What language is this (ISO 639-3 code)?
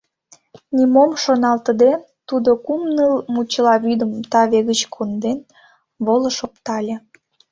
chm